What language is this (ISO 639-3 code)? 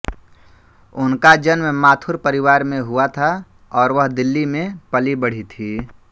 hin